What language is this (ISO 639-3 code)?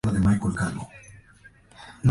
spa